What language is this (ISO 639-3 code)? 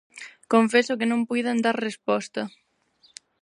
glg